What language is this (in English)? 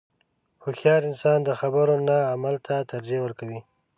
Pashto